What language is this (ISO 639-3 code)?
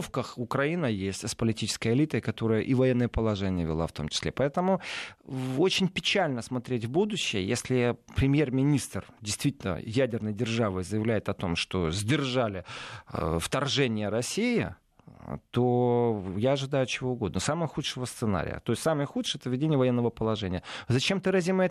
rus